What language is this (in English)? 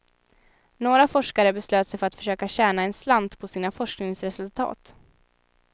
Swedish